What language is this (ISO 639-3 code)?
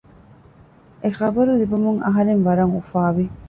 div